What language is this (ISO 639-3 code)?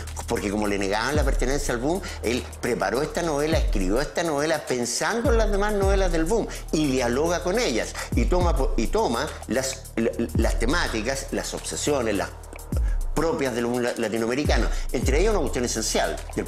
spa